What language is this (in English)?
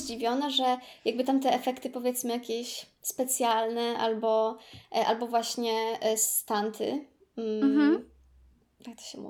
Polish